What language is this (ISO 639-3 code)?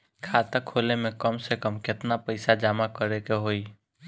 bho